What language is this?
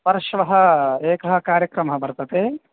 Sanskrit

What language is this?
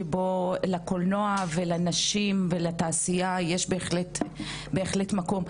Hebrew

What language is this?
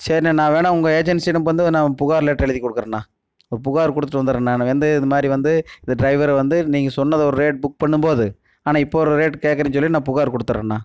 Tamil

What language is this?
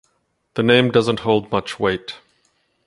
English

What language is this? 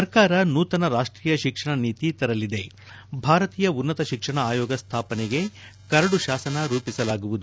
Kannada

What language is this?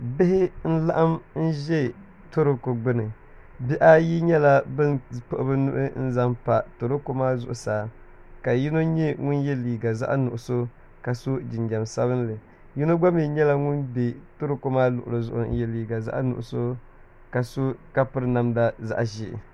Dagbani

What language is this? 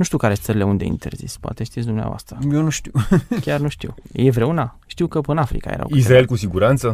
Romanian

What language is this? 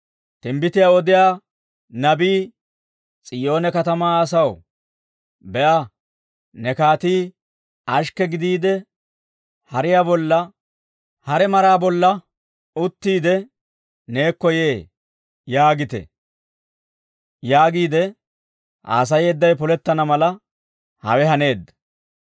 Dawro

